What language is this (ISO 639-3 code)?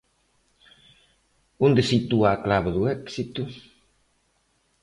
glg